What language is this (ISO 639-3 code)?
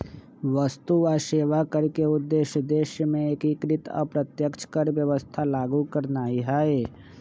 mag